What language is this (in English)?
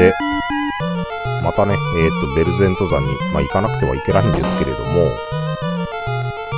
Japanese